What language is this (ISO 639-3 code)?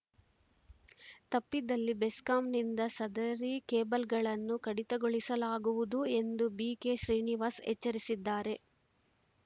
kan